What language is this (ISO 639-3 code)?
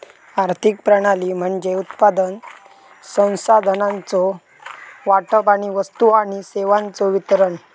mar